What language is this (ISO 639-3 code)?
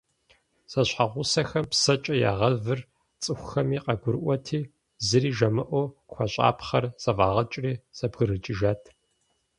kbd